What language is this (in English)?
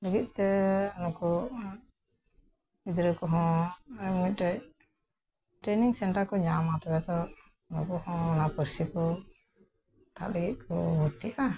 Santali